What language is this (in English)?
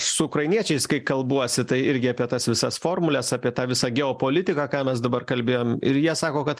Lithuanian